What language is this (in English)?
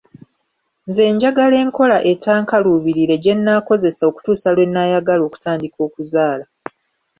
Ganda